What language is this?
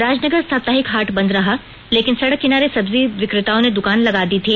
Hindi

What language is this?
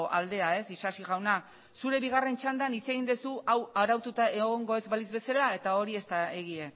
Basque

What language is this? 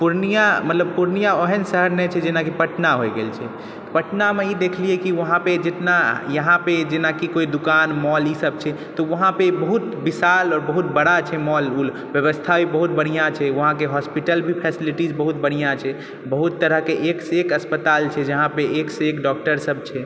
Maithili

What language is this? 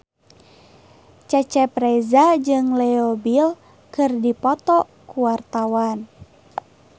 Sundanese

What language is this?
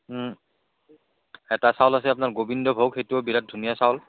Assamese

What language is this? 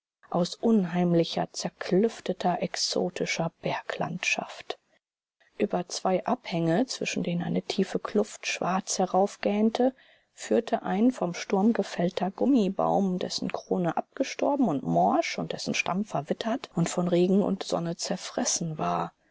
German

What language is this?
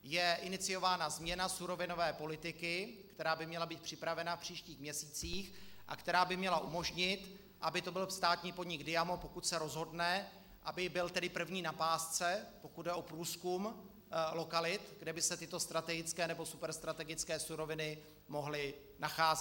Czech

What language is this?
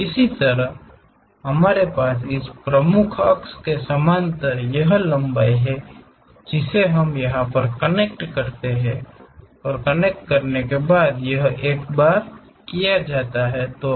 Hindi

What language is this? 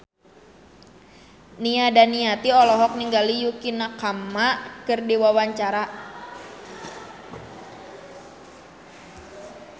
Sundanese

